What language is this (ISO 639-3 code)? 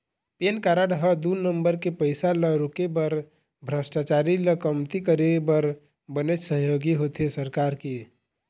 hne